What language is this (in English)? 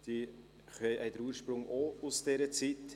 Swiss German